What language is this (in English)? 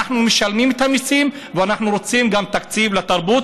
Hebrew